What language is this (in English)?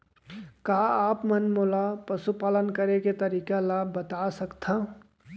Chhattisgarhi